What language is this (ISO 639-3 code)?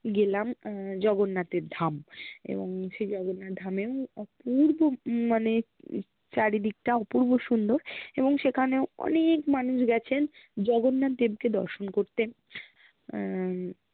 ben